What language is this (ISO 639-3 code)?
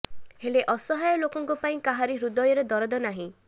ori